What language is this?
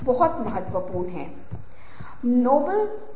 Hindi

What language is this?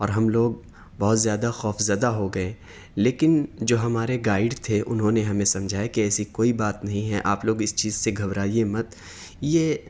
Urdu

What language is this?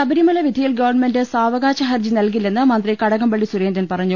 Malayalam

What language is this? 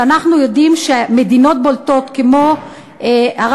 Hebrew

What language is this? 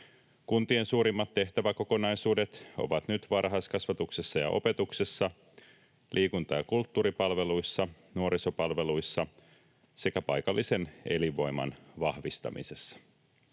Finnish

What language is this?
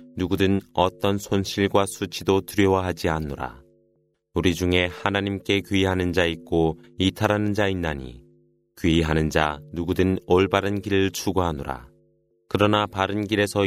Korean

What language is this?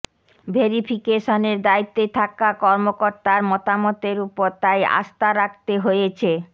Bangla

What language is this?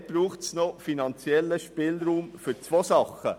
Swiss German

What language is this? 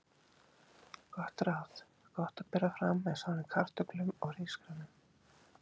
Icelandic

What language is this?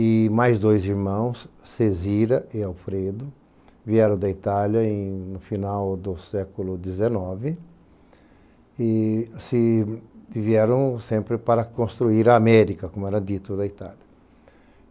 Portuguese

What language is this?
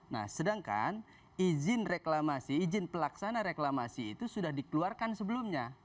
Indonesian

